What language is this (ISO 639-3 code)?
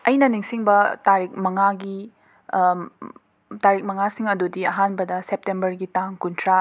mni